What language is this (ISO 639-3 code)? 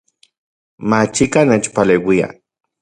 ncx